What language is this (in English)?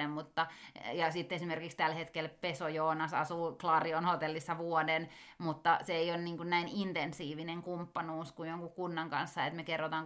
Finnish